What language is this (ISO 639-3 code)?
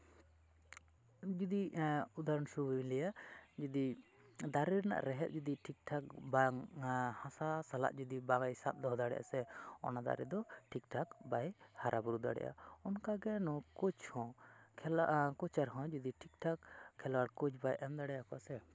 sat